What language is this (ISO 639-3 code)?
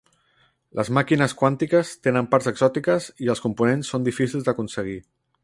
cat